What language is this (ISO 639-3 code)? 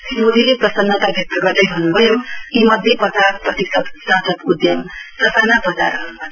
nep